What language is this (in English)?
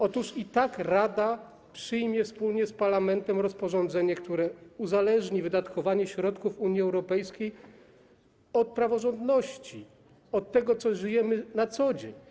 Polish